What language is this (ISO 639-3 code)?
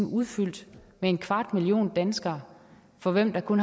dan